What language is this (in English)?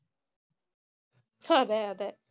Malayalam